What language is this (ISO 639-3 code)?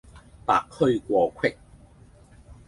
yue